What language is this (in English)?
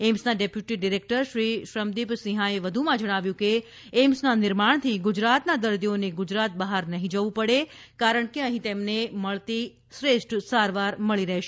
Gujarati